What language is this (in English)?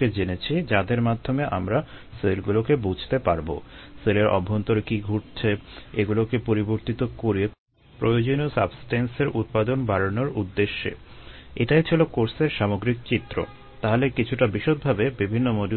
Bangla